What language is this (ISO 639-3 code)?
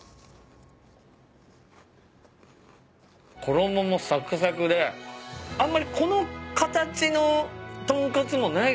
jpn